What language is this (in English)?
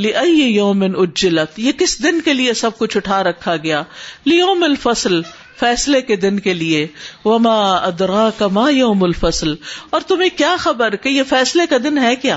Urdu